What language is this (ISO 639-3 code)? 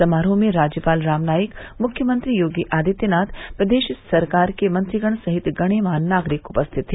hin